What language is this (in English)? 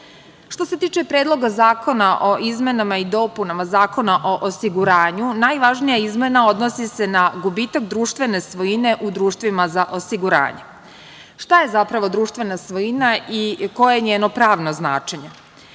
Serbian